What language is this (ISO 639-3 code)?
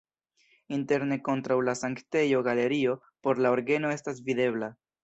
epo